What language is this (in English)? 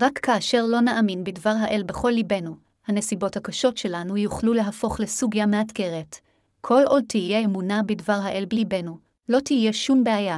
Hebrew